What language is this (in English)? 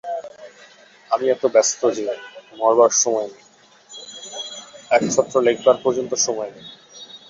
Bangla